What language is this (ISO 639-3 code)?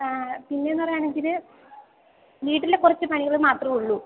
mal